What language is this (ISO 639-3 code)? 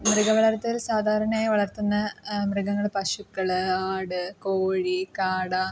mal